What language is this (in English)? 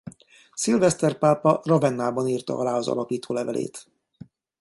Hungarian